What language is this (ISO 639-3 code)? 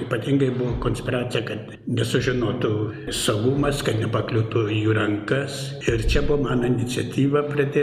lit